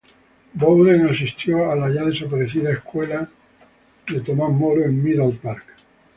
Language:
Spanish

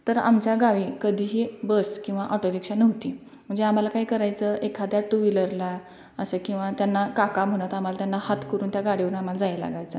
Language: Marathi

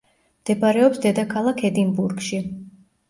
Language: Georgian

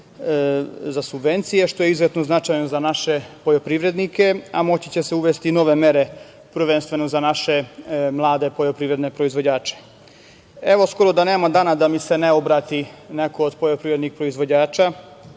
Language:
Serbian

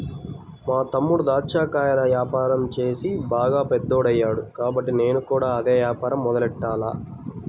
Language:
Telugu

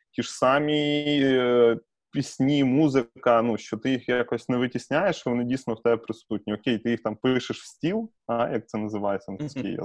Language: Ukrainian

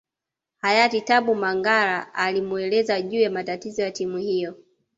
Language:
Swahili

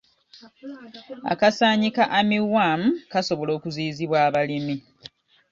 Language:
Ganda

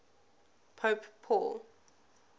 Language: English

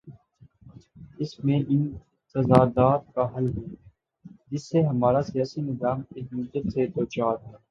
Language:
Urdu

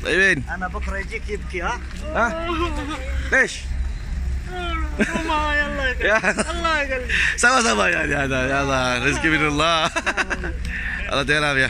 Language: Malay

